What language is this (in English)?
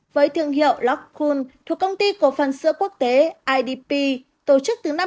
Vietnamese